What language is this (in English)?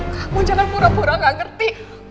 Indonesian